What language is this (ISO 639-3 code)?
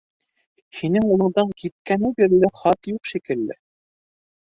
bak